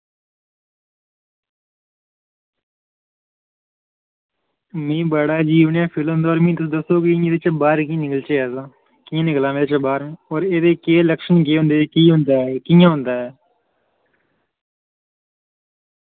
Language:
Dogri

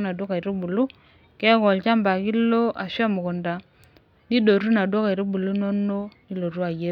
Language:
Masai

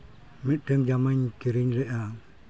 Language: Santali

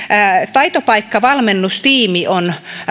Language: Finnish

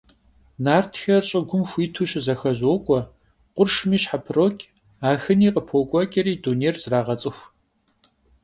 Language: Kabardian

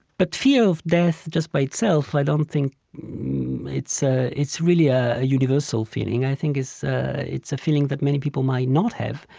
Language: English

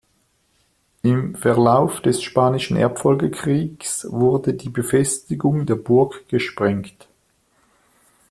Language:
German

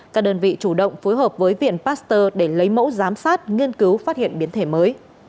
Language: Vietnamese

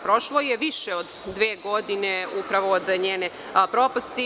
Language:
Serbian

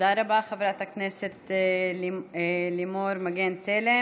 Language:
Hebrew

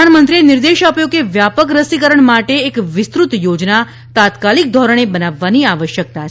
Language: Gujarati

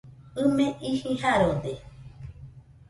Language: Nüpode Huitoto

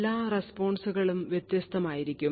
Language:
Malayalam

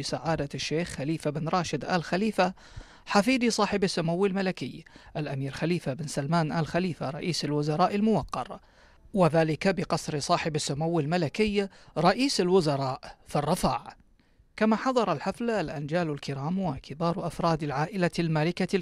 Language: Arabic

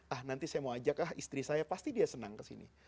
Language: Indonesian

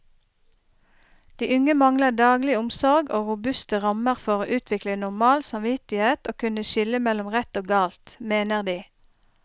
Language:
Norwegian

